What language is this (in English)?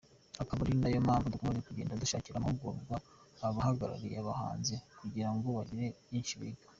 Kinyarwanda